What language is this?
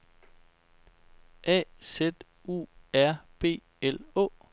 Danish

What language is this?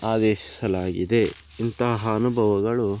Kannada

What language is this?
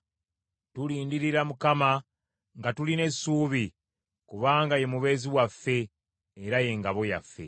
Ganda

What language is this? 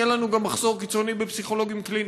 Hebrew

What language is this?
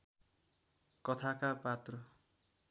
Nepali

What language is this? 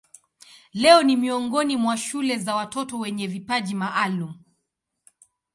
Swahili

